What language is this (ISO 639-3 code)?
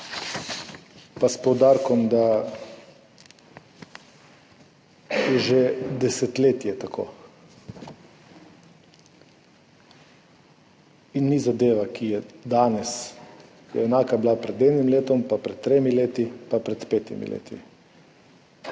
slv